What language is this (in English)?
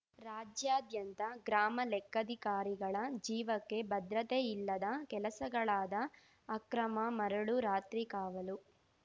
Kannada